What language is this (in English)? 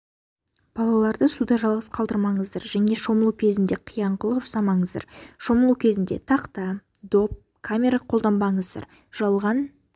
Kazakh